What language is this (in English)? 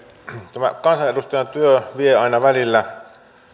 Finnish